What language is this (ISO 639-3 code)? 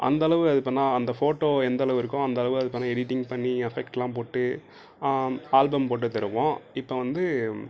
tam